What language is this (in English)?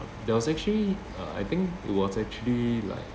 English